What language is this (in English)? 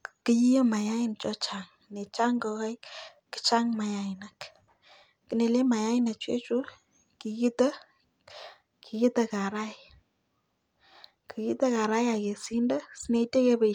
Kalenjin